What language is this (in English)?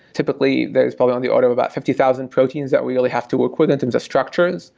English